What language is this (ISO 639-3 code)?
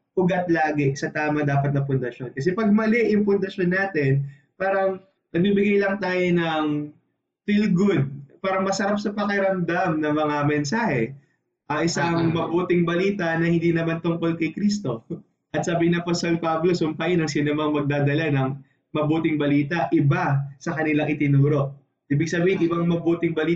fil